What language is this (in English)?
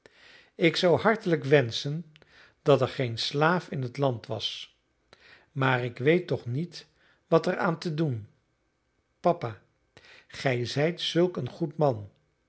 Dutch